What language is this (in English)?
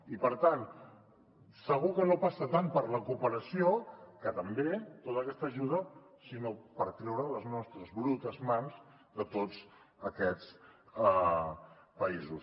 Catalan